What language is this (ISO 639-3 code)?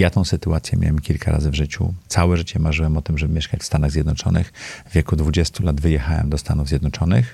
pol